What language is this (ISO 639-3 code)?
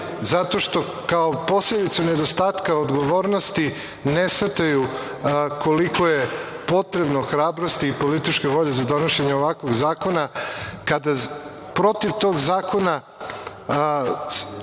srp